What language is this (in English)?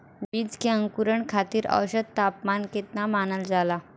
Bhojpuri